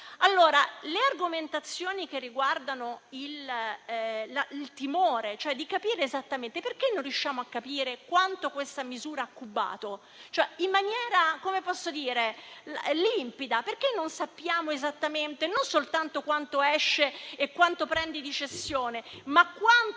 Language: Italian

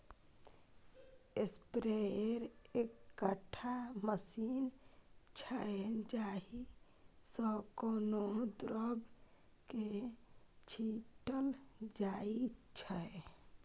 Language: Maithili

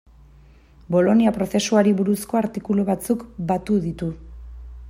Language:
Basque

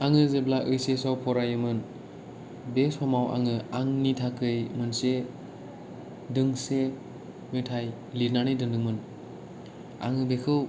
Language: Bodo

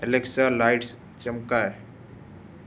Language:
Sindhi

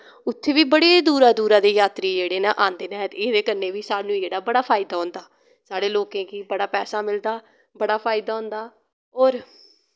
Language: Dogri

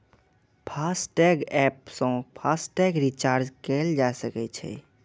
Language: Maithili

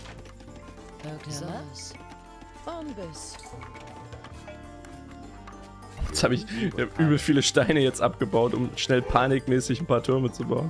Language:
German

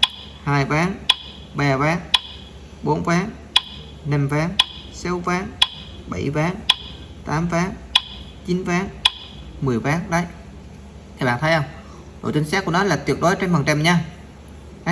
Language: Vietnamese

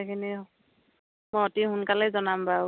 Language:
Assamese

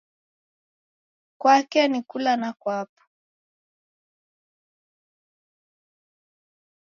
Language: Taita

